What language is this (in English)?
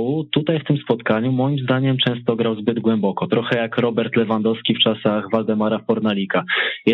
Polish